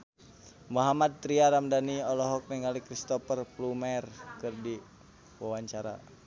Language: Sundanese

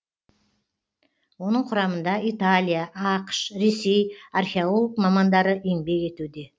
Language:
Kazakh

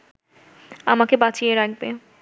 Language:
Bangla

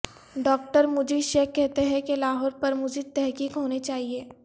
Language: Urdu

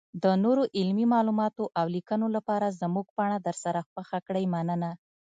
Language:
Pashto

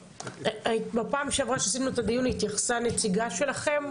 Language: Hebrew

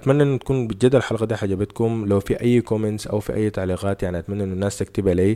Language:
Arabic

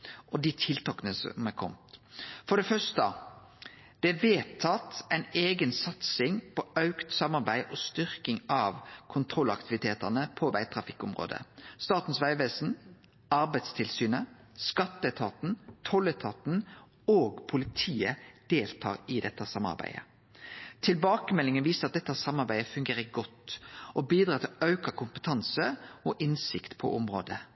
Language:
Norwegian Nynorsk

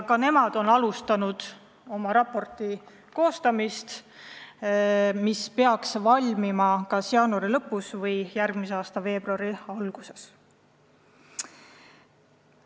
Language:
Estonian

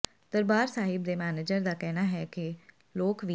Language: Punjabi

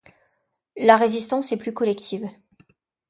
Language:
French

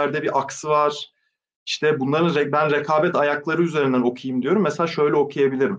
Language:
Turkish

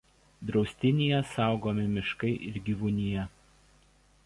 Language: Lithuanian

